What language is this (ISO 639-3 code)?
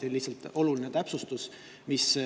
est